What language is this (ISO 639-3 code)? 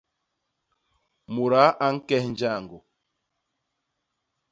bas